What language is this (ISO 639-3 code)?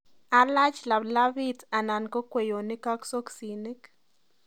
kln